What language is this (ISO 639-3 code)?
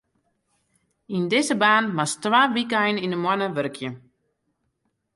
fry